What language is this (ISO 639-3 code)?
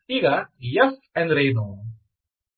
kan